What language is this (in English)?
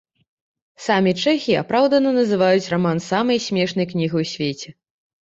Belarusian